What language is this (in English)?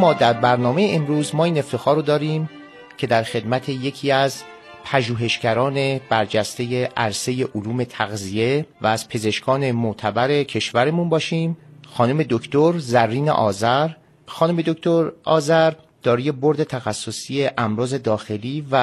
Persian